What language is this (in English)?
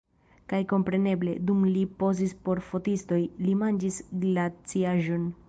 Esperanto